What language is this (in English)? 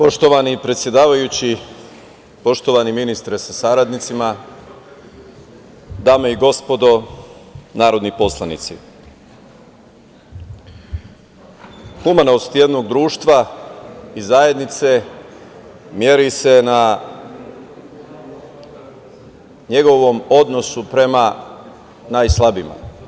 Serbian